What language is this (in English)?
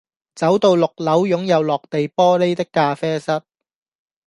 Cantonese